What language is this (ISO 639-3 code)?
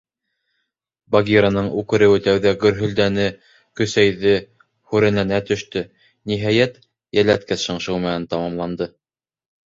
bak